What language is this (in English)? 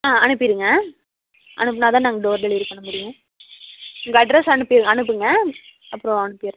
Tamil